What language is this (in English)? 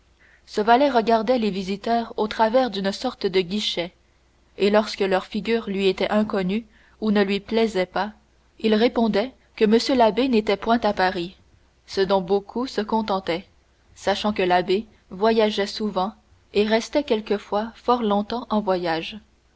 French